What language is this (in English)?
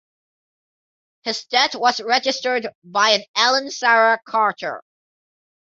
English